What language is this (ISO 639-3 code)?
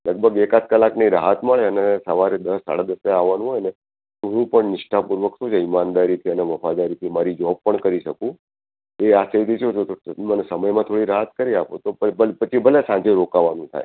guj